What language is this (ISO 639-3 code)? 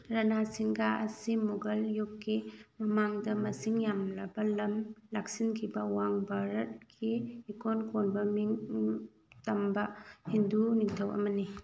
mni